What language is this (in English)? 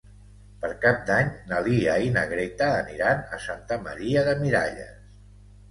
Catalan